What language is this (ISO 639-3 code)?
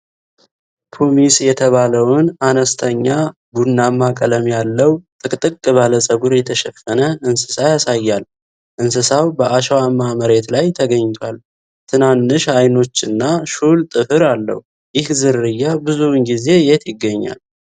amh